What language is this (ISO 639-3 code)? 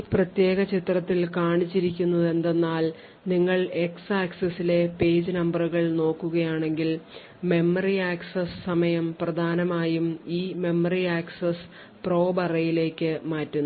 mal